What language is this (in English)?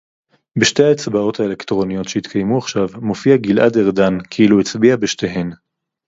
Hebrew